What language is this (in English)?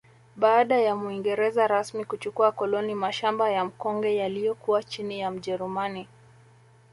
Swahili